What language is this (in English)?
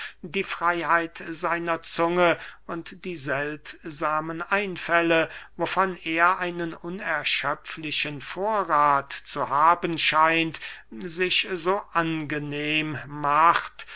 German